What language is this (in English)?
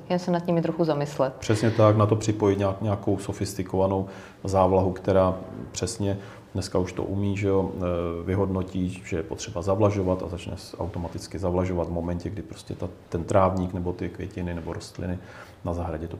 Czech